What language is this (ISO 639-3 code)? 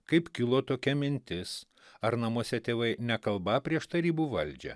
lit